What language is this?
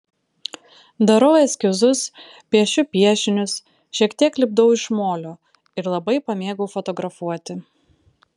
Lithuanian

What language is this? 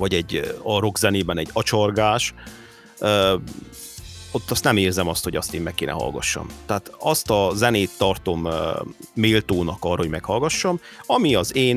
Hungarian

